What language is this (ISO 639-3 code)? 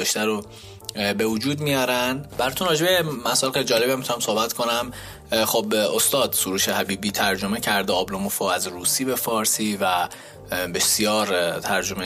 fas